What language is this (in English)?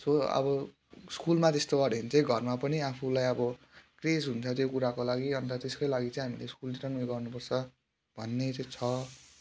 Nepali